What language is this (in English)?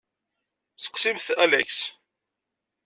Kabyle